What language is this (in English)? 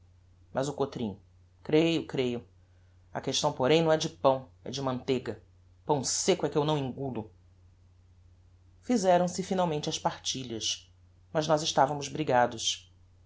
Portuguese